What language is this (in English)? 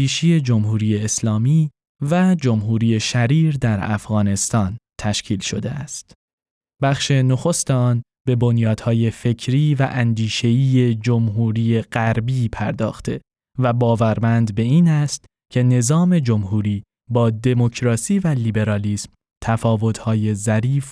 Persian